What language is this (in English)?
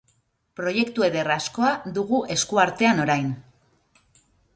Basque